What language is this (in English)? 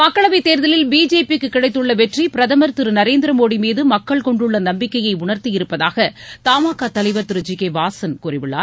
Tamil